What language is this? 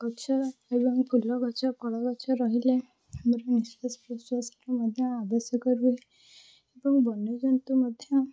Odia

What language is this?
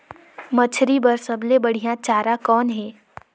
Chhattisgarhi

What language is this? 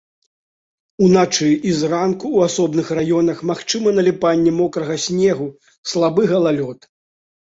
Belarusian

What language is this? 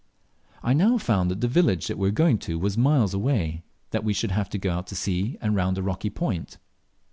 English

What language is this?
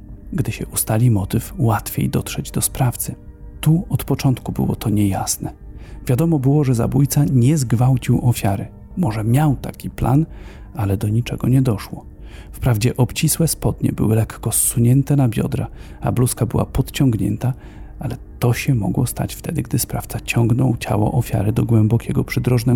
Polish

